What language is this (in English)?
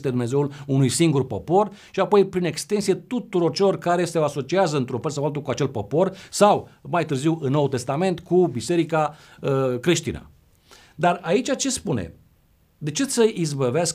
Romanian